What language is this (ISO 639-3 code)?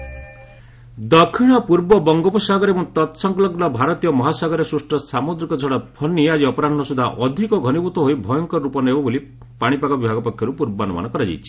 ori